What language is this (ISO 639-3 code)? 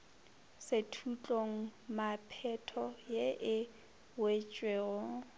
nso